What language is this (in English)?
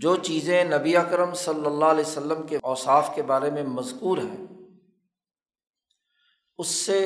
Urdu